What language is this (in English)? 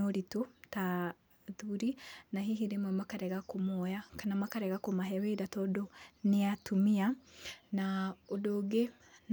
Kikuyu